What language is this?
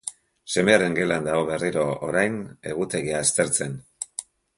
Basque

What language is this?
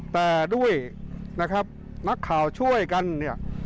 Thai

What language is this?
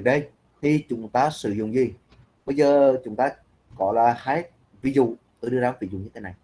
Vietnamese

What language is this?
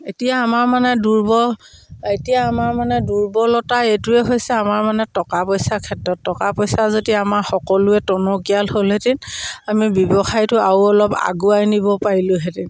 Assamese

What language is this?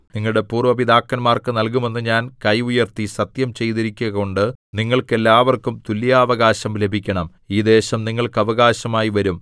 Malayalam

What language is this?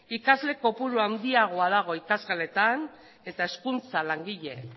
Basque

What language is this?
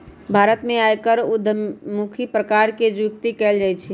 Magahi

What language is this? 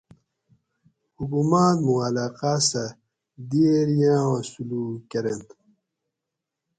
Gawri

